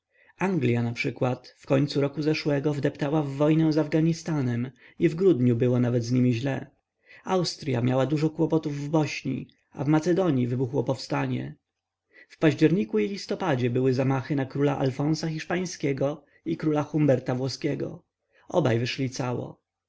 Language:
Polish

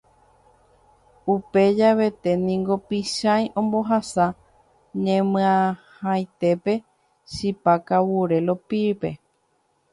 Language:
Guarani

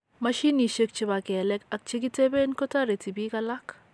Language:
Kalenjin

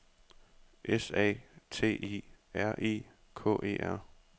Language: Danish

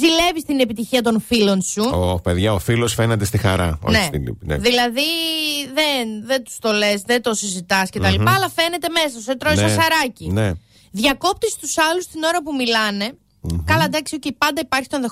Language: Greek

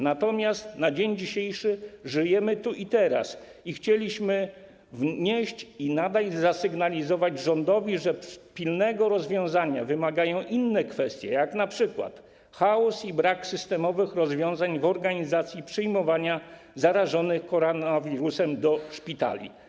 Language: Polish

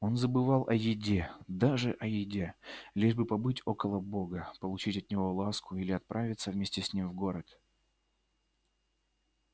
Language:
Russian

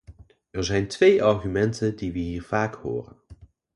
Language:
Dutch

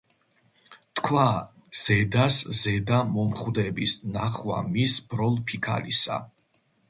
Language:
Georgian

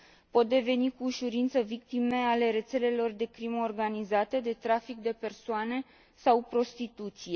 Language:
Romanian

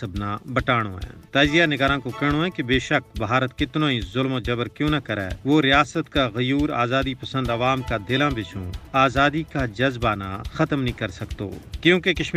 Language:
Urdu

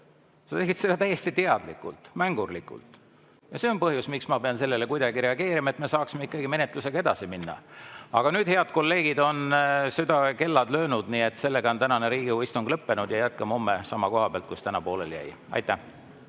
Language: Estonian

